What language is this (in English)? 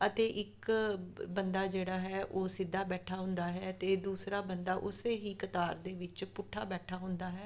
Punjabi